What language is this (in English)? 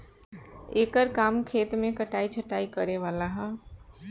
Bhojpuri